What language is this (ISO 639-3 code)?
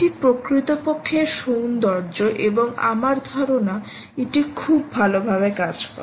ben